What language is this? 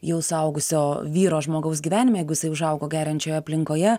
Lithuanian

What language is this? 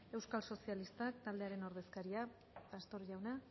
Basque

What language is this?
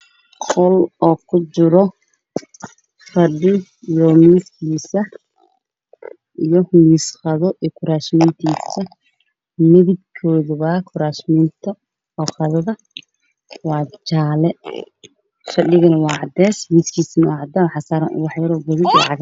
Somali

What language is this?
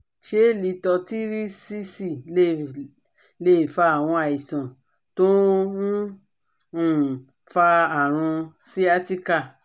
Yoruba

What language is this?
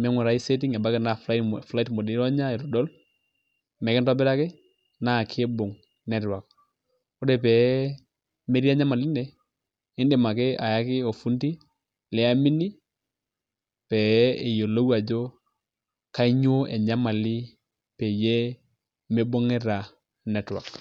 Masai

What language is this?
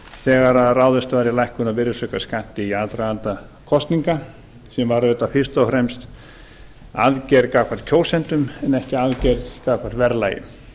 Icelandic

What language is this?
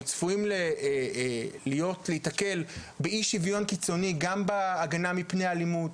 Hebrew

